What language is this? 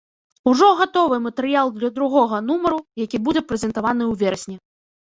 Belarusian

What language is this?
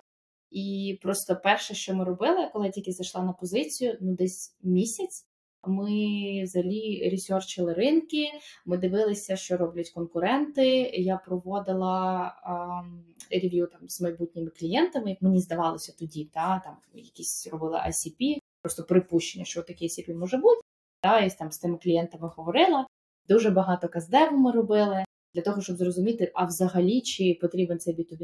Ukrainian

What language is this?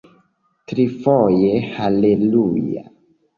Esperanto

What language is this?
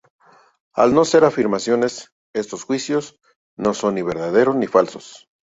Spanish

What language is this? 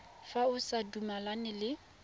Tswana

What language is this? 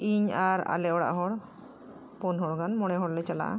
Santali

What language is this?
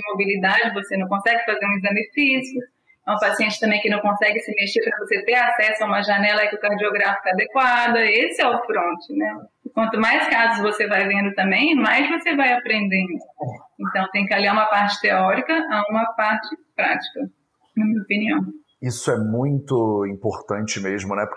Portuguese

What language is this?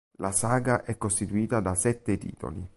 Italian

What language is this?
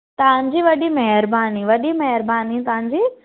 Sindhi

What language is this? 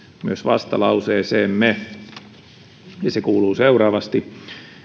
Finnish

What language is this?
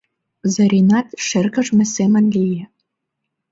Mari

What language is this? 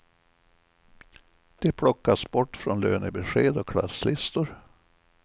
Swedish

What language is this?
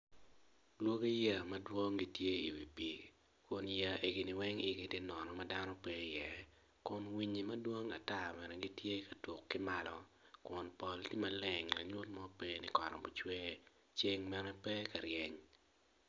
Acoli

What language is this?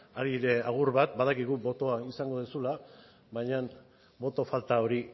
Basque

